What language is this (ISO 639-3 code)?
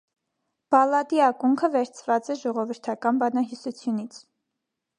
hye